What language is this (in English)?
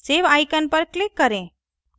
Hindi